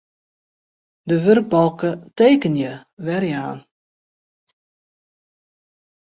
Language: Western Frisian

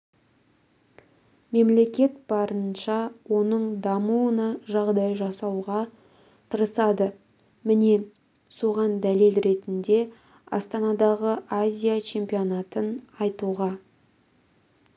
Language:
Kazakh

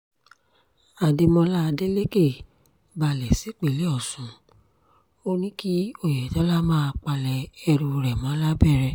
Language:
Yoruba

